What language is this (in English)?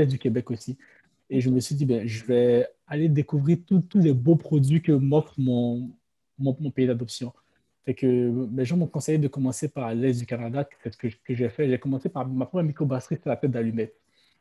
French